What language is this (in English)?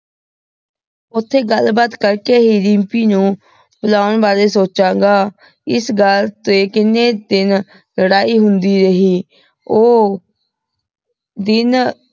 Punjabi